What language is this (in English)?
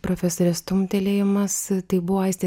Lithuanian